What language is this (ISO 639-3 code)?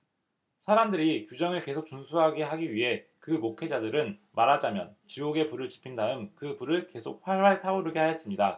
kor